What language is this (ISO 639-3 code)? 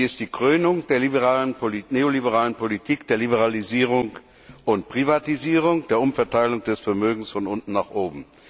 deu